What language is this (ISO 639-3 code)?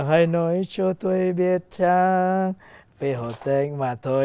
vie